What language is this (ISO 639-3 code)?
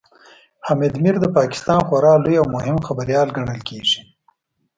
pus